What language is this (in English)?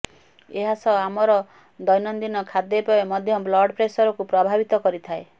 Odia